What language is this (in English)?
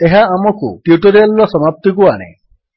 Odia